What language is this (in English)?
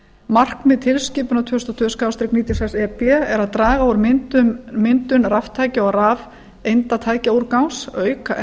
Icelandic